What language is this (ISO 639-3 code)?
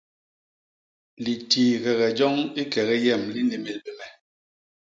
bas